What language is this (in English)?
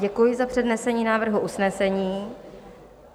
Czech